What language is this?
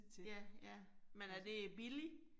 Danish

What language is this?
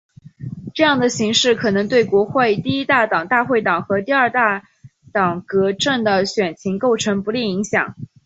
Chinese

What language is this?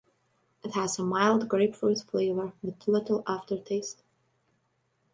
English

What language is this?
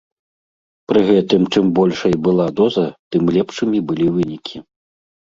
Belarusian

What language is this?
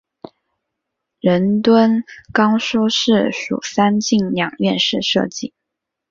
Chinese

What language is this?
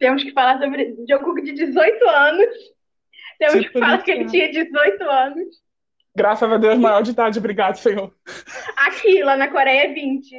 Portuguese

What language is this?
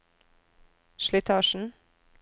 Norwegian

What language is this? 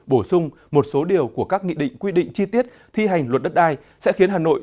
Vietnamese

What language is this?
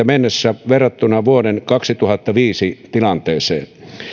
Finnish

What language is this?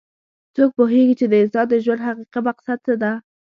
Pashto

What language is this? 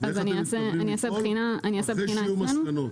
Hebrew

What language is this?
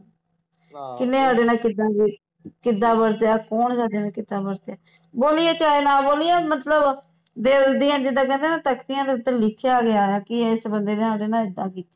Punjabi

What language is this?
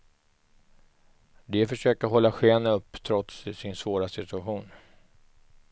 Swedish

